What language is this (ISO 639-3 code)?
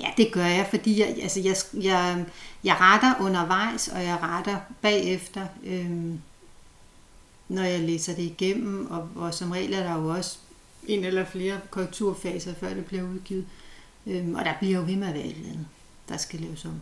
dan